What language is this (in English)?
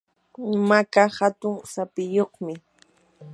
Yanahuanca Pasco Quechua